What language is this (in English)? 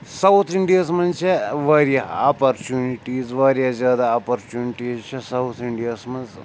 Kashmiri